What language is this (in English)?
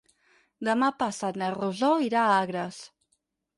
Catalan